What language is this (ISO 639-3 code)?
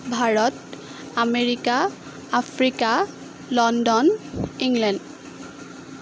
asm